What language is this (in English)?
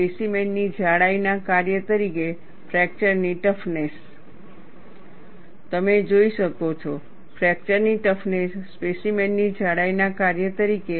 Gujarati